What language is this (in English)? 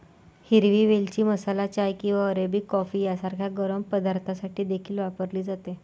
Marathi